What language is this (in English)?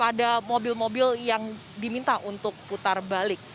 Indonesian